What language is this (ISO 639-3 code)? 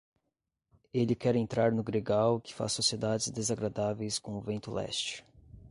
por